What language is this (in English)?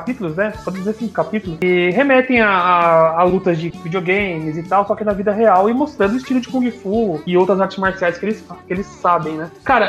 Portuguese